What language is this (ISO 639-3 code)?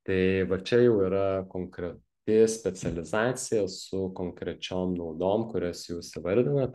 lit